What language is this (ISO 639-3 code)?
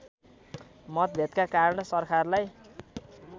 nep